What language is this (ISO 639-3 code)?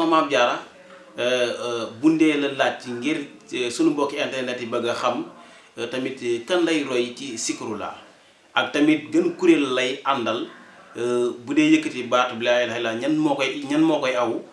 ind